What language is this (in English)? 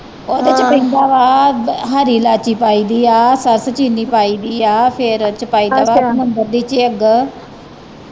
Punjabi